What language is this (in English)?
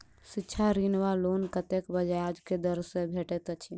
Maithili